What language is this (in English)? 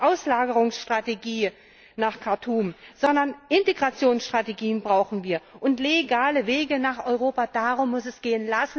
German